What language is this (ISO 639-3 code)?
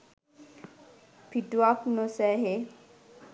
sin